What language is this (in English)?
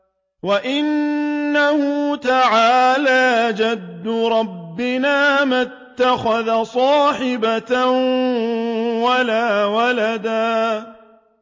Arabic